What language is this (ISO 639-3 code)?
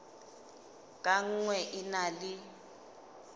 sot